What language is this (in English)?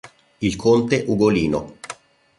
Italian